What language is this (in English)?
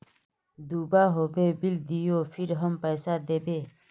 Magahi